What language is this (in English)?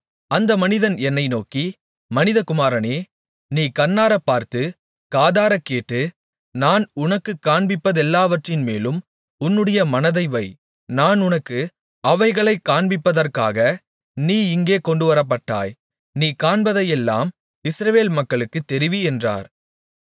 Tamil